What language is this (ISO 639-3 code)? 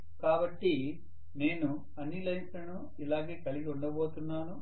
tel